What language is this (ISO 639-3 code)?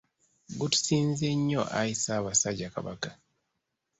lug